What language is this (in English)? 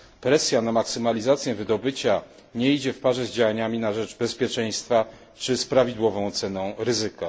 Polish